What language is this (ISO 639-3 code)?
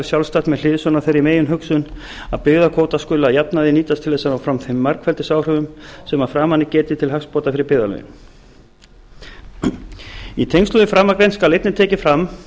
isl